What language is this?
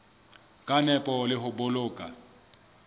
Southern Sotho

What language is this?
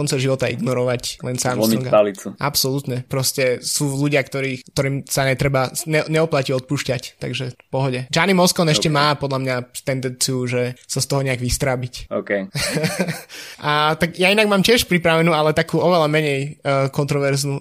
Slovak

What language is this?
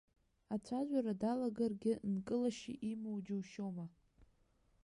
Abkhazian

